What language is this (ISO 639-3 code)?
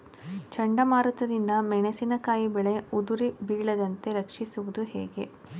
kan